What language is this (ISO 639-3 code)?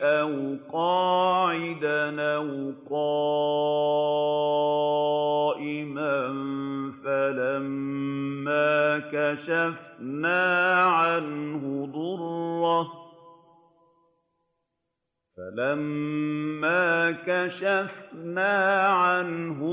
ara